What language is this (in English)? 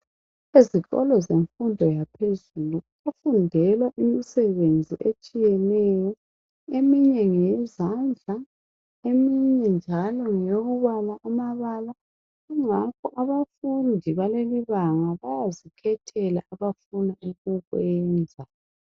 North Ndebele